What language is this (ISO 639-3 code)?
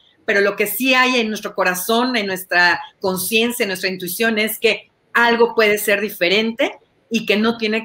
spa